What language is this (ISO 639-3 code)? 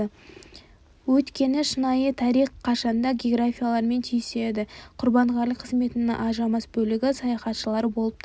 kaz